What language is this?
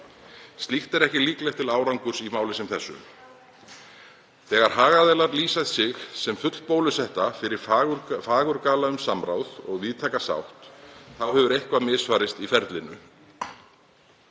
Icelandic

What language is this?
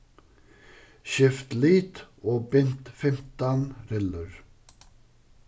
Faroese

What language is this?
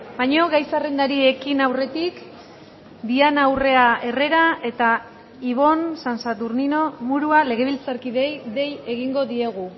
Basque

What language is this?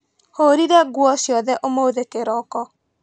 Kikuyu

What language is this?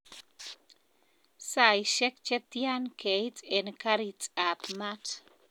Kalenjin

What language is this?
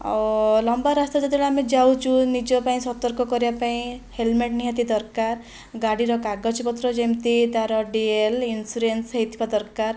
Odia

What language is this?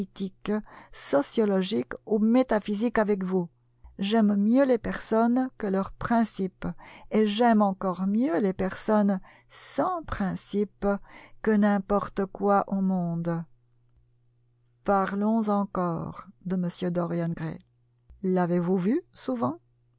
French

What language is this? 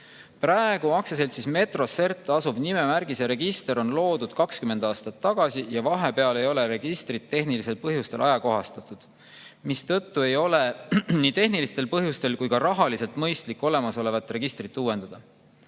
Estonian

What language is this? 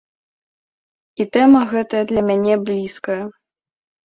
Belarusian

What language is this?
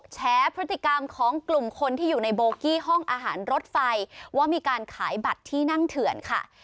Thai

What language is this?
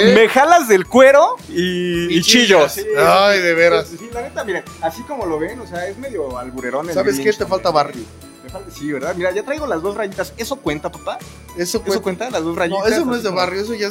Spanish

